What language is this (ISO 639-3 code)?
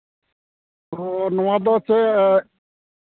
sat